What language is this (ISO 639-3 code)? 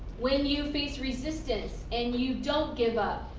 eng